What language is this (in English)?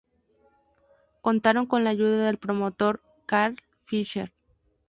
Spanish